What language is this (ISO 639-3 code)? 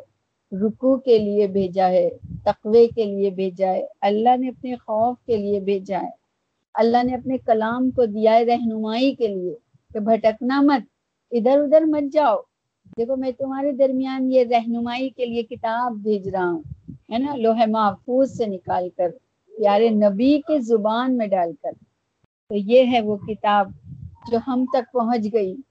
urd